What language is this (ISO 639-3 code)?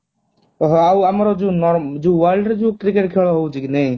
ori